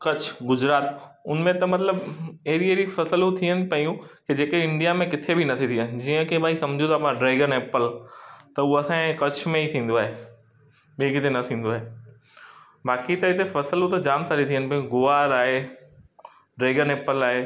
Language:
Sindhi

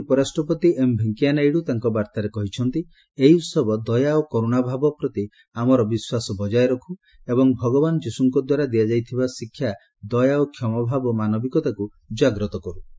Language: Odia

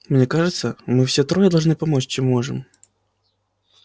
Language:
Russian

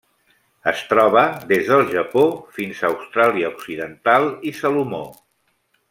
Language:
Catalan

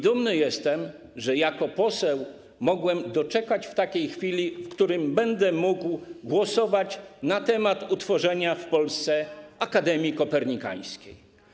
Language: Polish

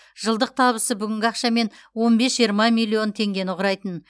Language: Kazakh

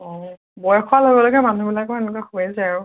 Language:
Assamese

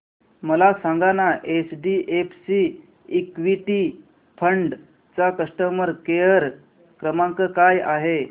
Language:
Marathi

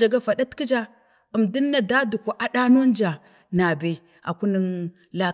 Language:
Bade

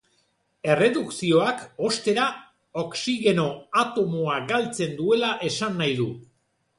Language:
Basque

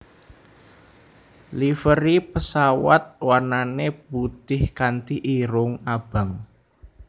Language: Javanese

